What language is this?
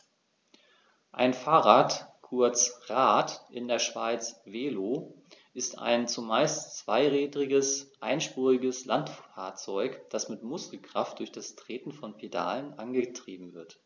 German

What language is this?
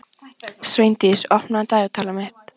Icelandic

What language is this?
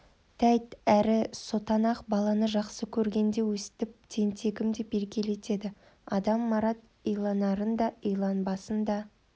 Kazakh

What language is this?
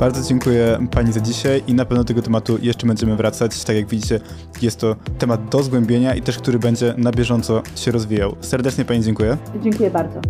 Polish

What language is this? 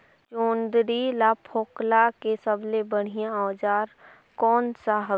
Chhattisgarhi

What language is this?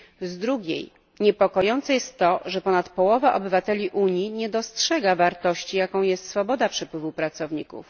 Polish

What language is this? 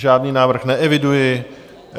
Czech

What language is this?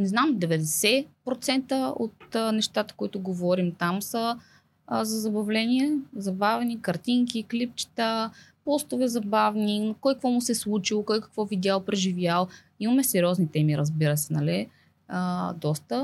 Bulgarian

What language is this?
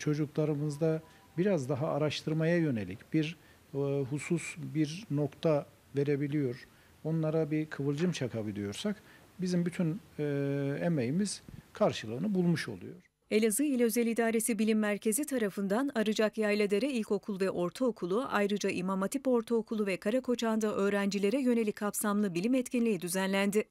Turkish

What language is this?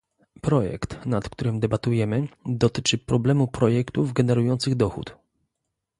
Polish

